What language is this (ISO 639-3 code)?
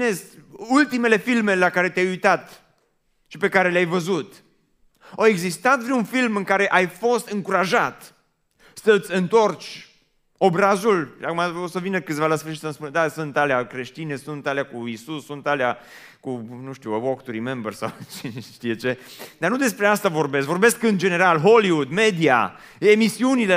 ron